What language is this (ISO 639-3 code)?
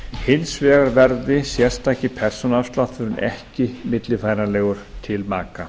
isl